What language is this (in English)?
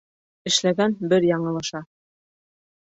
Bashkir